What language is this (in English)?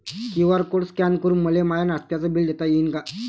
Marathi